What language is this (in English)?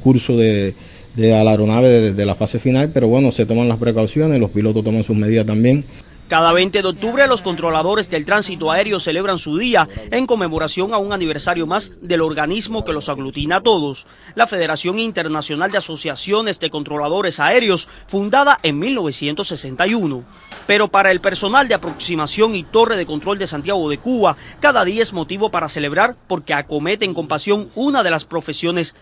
Spanish